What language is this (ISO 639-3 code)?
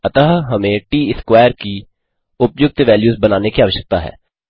hin